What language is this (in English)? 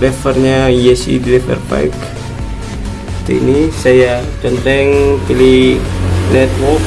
Indonesian